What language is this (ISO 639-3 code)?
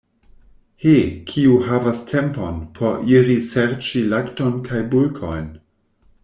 epo